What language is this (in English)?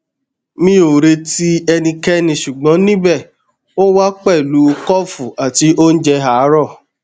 Yoruba